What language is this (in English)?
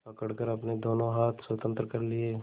Hindi